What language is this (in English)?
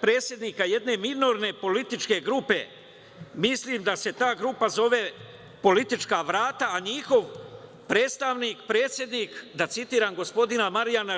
Serbian